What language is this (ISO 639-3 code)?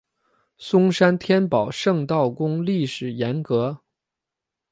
zho